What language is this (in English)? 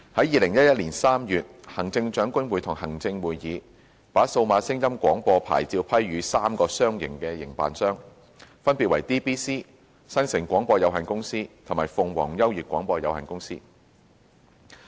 Cantonese